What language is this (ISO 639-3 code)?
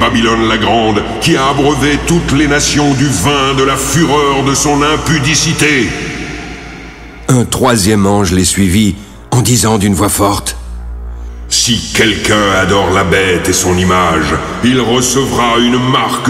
fra